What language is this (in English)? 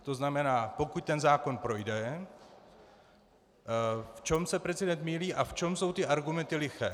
Czech